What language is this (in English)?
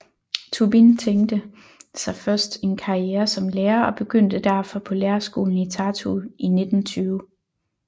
Danish